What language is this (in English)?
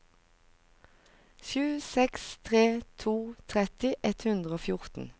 Norwegian